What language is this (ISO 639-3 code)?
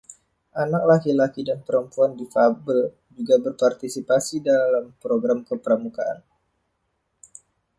ind